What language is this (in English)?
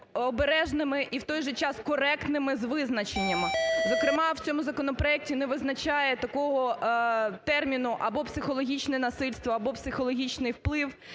Ukrainian